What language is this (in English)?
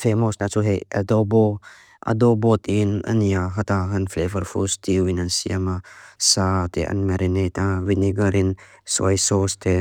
Mizo